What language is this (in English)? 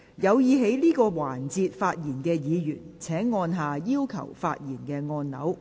Cantonese